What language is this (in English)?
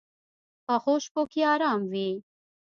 Pashto